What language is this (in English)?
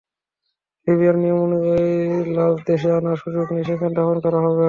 Bangla